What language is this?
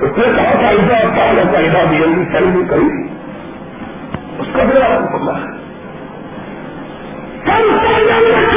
Urdu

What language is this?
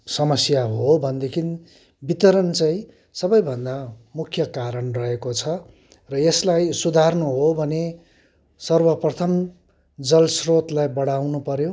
Nepali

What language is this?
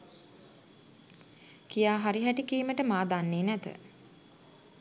Sinhala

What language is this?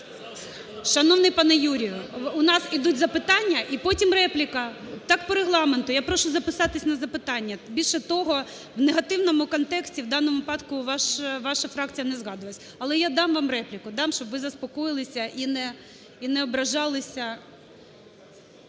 Ukrainian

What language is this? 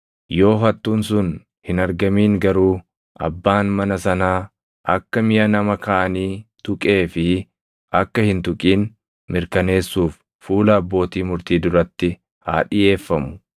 Oromo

